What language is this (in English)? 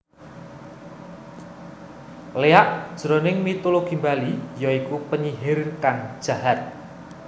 Javanese